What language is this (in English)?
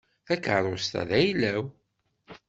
Kabyle